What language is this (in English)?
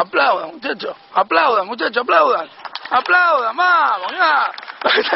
Spanish